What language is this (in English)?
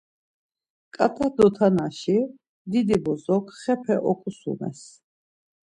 Laz